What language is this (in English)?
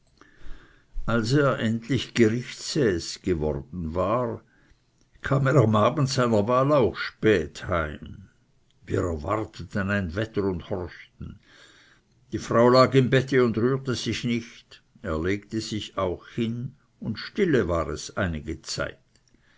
German